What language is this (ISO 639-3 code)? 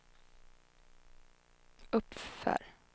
swe